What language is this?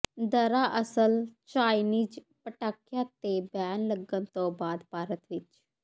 Punjabi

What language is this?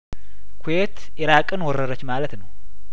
Amharic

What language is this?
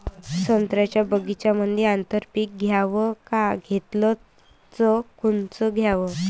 Marathi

